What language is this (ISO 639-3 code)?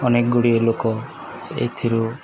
ori